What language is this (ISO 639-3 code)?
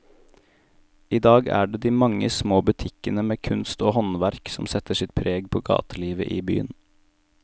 nor